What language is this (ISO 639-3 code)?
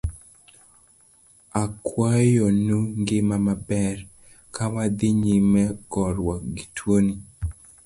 luo